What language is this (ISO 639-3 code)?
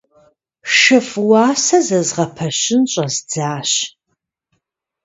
kbd